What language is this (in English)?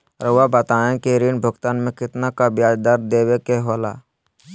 Magahi